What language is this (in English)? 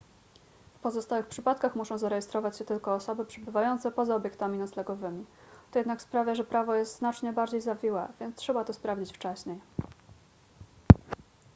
Polish